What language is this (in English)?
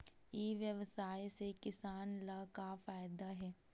Chhattisgarhi